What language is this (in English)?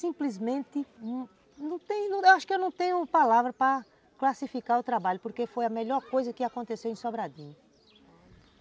Portuguese